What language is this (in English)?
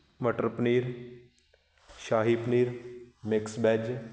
Punjabi